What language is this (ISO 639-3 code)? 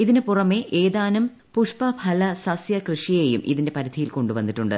mal